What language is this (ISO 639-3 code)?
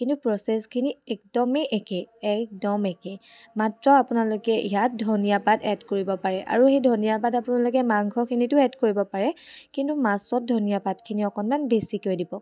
asm